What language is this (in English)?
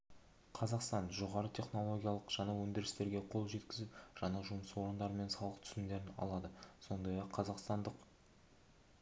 Kazakh